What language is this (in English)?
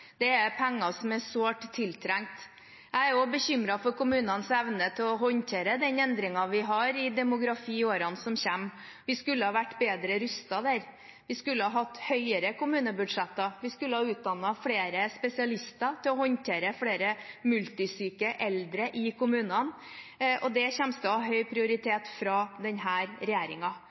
Norwegian Bokmål